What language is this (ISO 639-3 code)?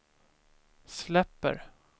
swe